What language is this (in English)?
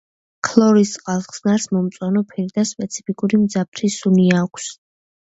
Georgian